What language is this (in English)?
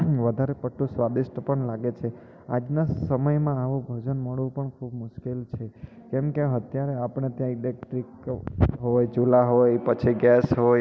Gujarati